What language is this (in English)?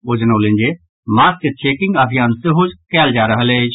Maithili